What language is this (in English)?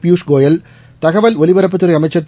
Tamil